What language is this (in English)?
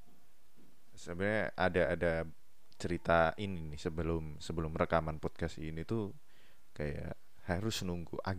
Indonesian